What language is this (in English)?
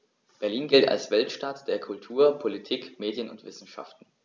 German